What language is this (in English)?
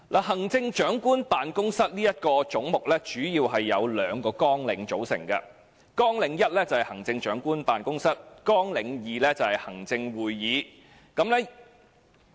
Cantonese